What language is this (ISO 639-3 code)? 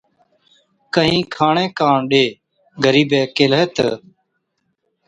odk